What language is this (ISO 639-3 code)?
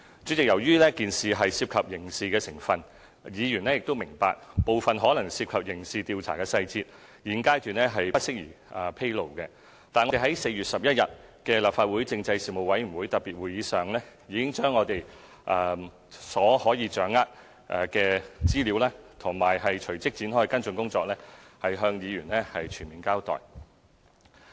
yue